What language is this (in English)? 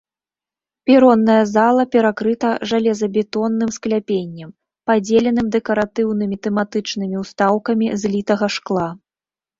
Belarusian